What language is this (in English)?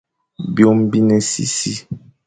Fang